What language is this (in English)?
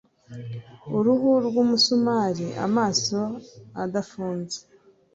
Kinyarwanda